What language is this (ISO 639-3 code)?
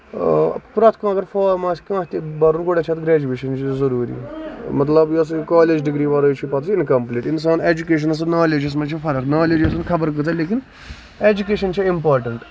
kas